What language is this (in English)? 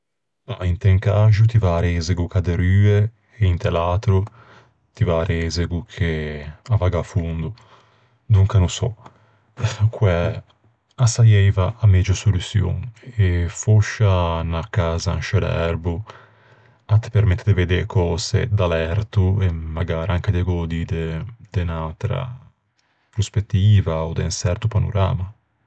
Ligurian